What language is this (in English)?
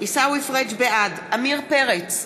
Hebrew